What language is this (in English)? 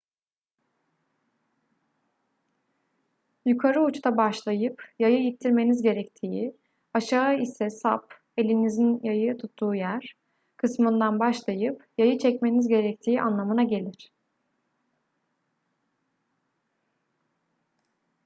Turkish